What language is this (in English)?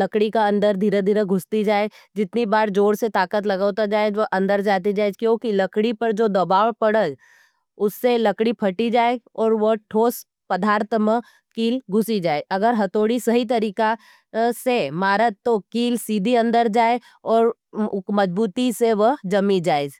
Nimadi